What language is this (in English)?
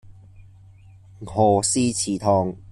Cantonese